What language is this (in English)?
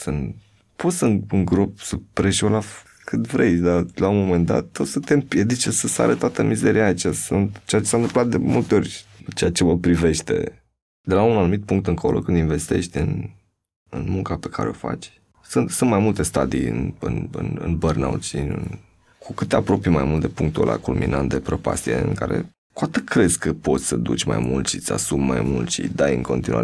Romanian